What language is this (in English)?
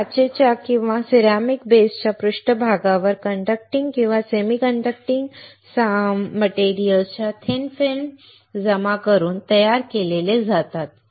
Marathi